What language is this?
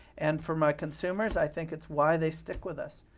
English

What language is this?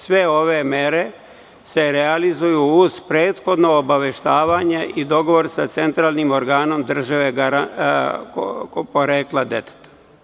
Serbian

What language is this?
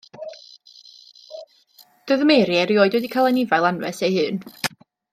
Welsh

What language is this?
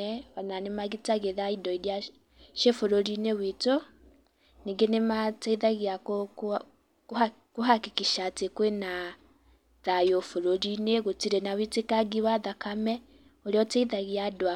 Kikuyu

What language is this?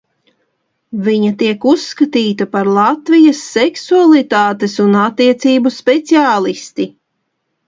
Latvian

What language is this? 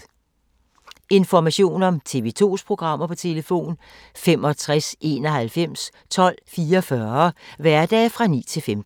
Danish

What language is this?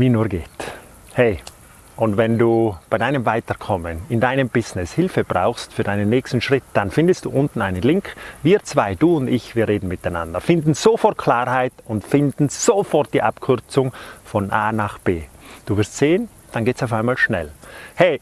German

